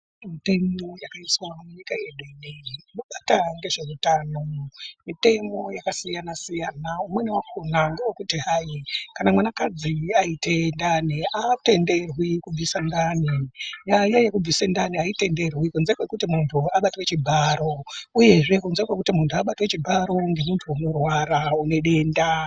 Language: Ndau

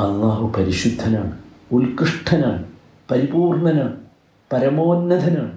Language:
Malayalam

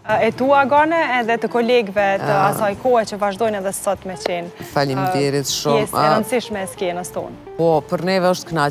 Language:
Romanian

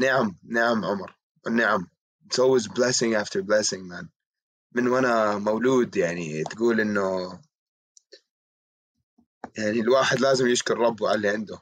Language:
Arabic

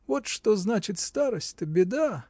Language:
Russian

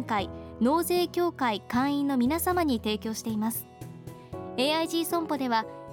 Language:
Japanese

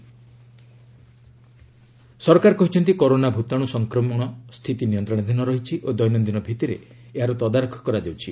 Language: Odia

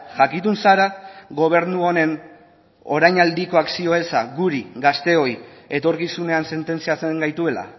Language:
Basque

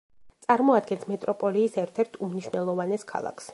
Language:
Georgian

